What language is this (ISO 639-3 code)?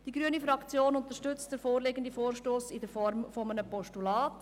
gsw